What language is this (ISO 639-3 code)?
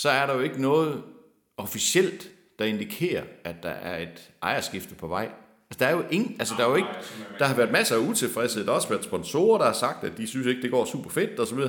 dan